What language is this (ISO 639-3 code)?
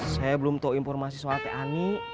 ind